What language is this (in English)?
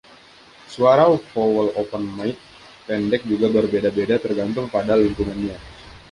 Indonesian